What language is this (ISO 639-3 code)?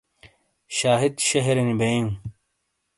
scl